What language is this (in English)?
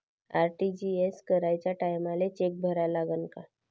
Marathi